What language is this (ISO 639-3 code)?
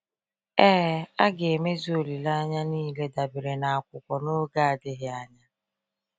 ibo